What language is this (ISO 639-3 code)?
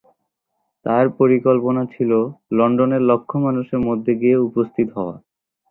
ben